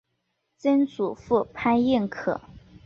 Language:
Chinese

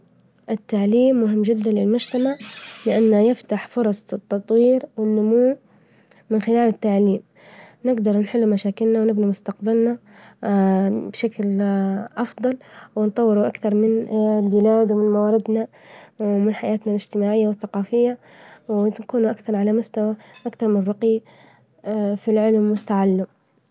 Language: Libyan Arabic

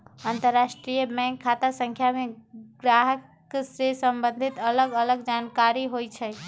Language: Magahi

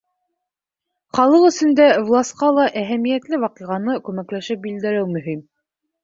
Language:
Bashkir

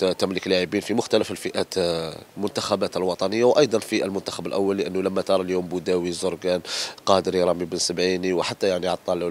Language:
Arabic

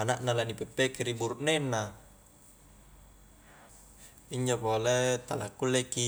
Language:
Highland Konjo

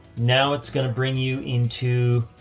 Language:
English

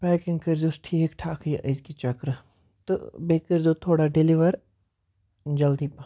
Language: Kashmiri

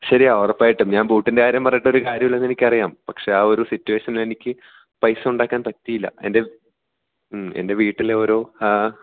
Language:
Malayalam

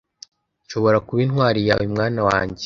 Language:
Kinyarwanda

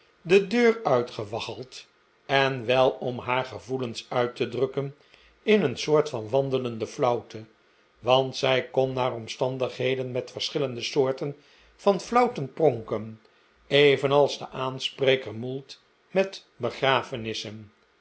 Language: Dutch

